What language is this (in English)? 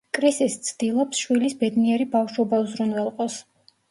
Georgian